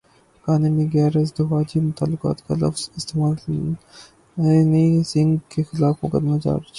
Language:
Urdu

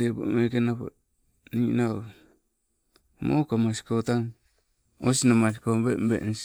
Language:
Sibe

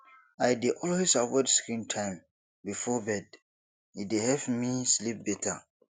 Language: Nigerian Pidgin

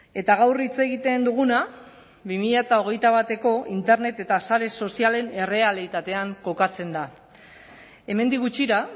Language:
Basque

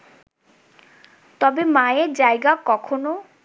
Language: Bangla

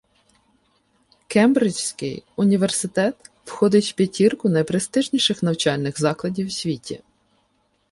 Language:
Ukrainian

